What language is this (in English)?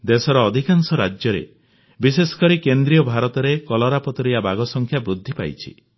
Odia